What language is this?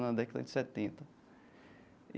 Portuguese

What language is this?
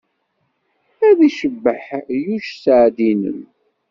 Kabyle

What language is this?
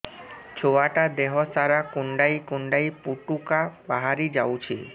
Odia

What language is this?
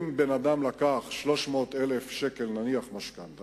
Hebrew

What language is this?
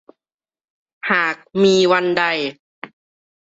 Thai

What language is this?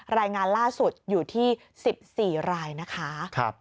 Thai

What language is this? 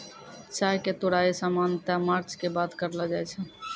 Maithili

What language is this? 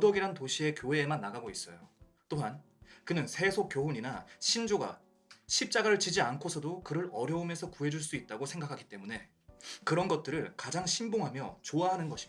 Korean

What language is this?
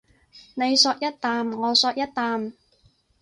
Cantonese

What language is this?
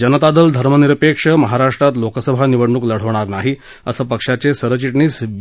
Marathi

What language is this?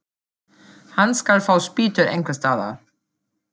Icelandic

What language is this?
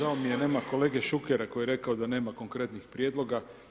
Croatian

